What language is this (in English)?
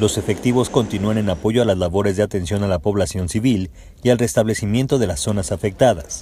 Spanish